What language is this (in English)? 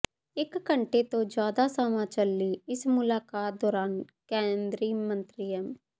Punjabi